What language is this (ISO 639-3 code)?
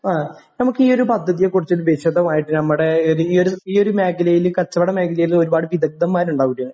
mal